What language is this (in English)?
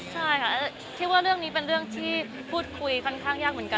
Thai